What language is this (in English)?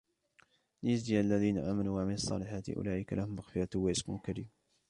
Arabic